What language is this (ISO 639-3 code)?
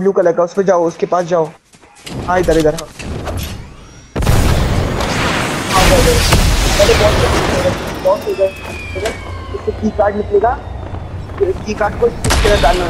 hin